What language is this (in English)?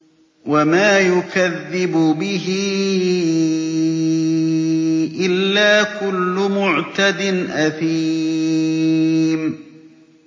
Arabic